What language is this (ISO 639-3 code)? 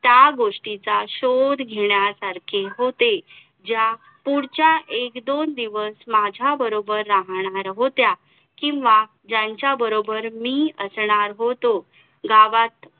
mar